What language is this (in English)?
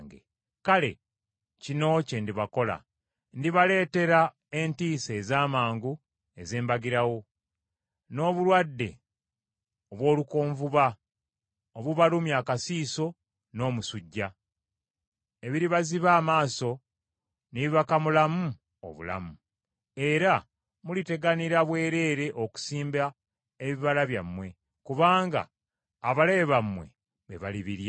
Ganda